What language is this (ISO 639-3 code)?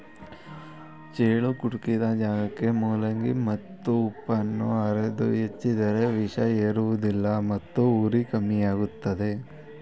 kan